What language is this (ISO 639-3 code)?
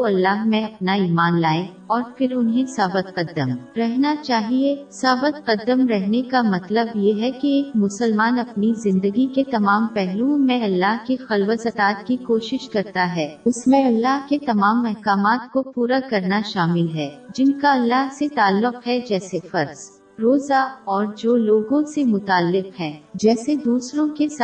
urd